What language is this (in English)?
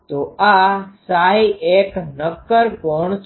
Gujarati